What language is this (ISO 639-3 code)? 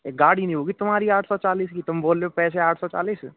hin